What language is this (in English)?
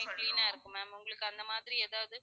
Tamil